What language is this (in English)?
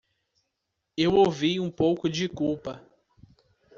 Portuguese